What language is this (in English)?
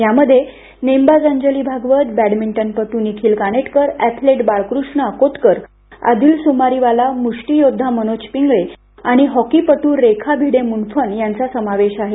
Marathi